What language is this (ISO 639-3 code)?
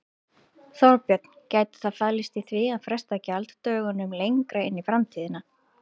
isl